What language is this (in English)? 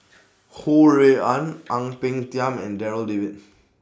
English